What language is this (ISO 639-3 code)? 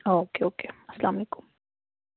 kas